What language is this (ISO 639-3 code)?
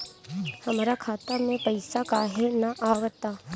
bho